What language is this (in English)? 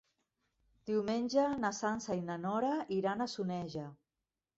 Catalan